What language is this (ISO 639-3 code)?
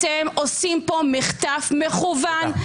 heb